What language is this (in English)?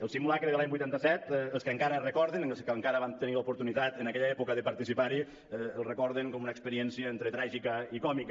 Catalan